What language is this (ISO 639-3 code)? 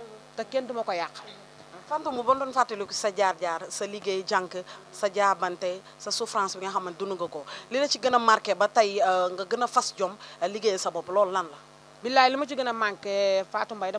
ara